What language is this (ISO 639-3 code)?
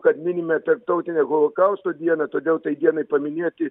lit